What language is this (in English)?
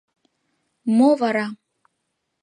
Mari